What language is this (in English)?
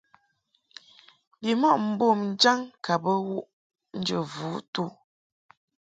Mungaka